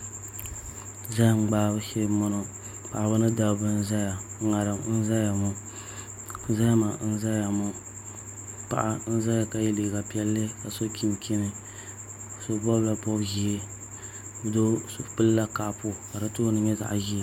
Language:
Dagbani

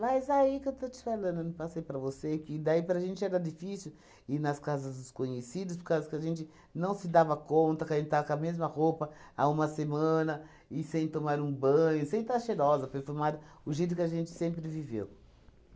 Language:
Portuguese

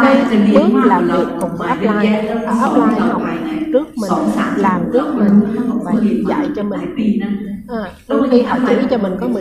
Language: Vietnamese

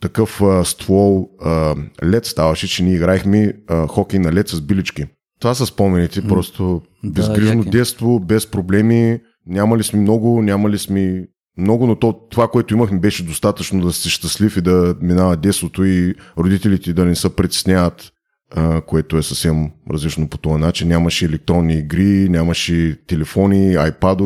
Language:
Bulgarian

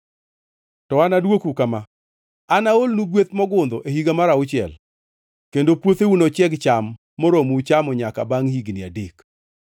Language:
Luo (Kenya and Tanzania)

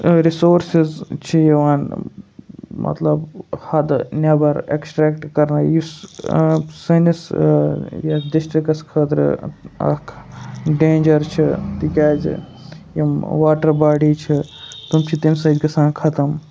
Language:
Kashmiri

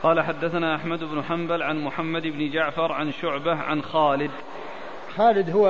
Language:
Arabic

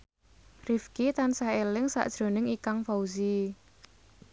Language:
Javanese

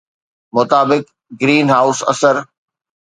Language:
Sindhi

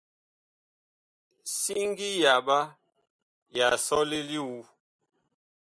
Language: Bakoko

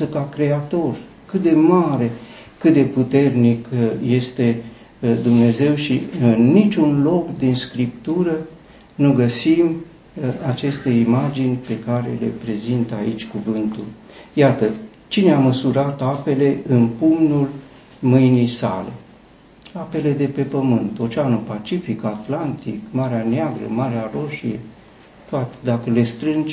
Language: Romanian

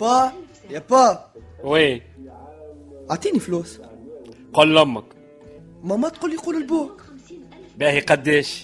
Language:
Arabic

